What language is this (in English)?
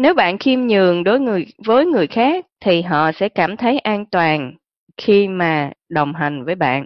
Vietnamese